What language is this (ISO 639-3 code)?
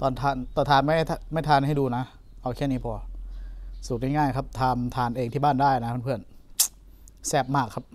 tha